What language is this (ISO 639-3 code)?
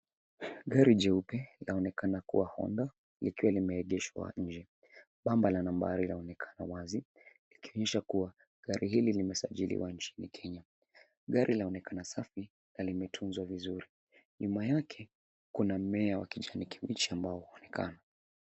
swa